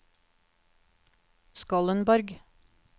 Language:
Norwegian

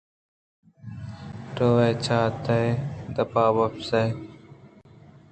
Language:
Eastern Balochi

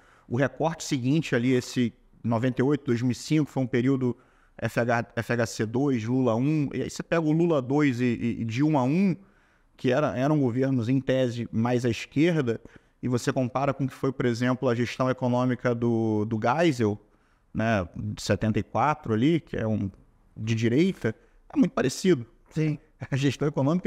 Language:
Portuguese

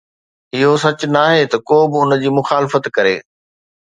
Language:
Sindhi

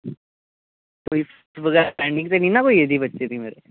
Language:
Dogri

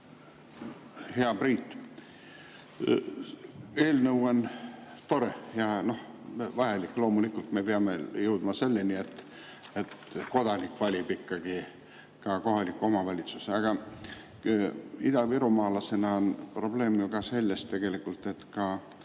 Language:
Estonian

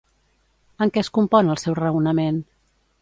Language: Catalan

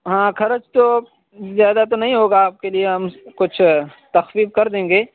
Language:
Urdu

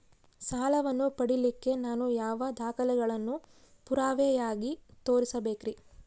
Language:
Kannada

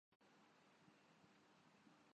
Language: Urdu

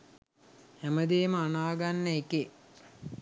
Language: Sinhala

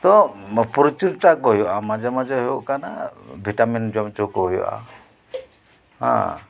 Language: Santali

